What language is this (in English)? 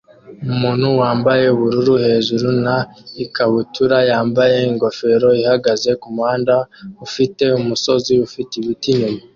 Kinyarwanda